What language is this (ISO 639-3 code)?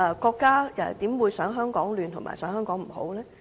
yue